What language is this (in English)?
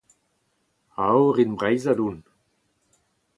Breton